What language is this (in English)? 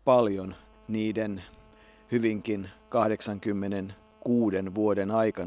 Finnish